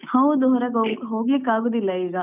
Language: Kannada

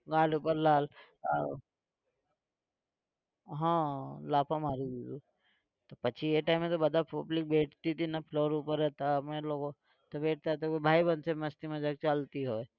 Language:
Gujarati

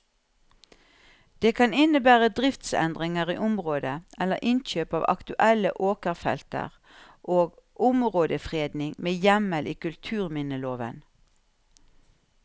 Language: Norwegian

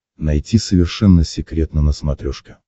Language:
Russian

